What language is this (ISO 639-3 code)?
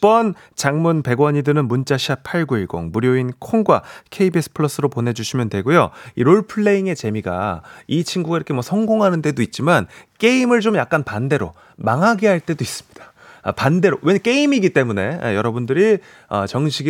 kor